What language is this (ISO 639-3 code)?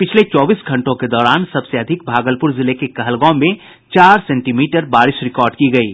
hin